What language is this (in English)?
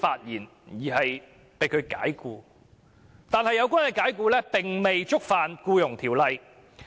Cantonese